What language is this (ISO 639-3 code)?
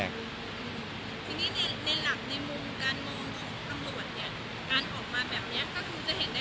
tha